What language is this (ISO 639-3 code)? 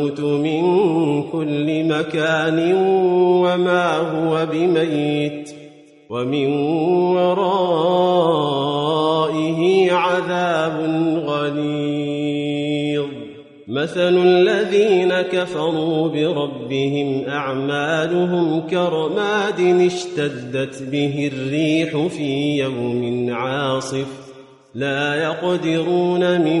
ara